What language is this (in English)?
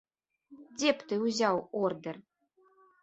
Belarusian